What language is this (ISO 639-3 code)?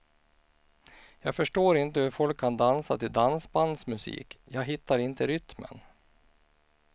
swe